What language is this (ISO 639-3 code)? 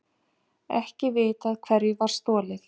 isl